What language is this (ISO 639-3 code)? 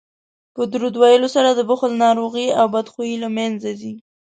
pus